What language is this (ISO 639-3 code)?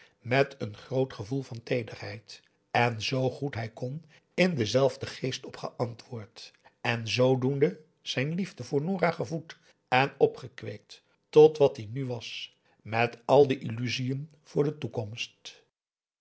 nld